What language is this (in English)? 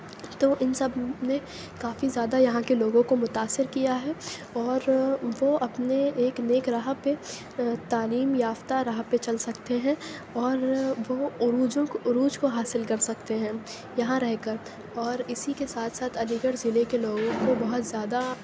Urdu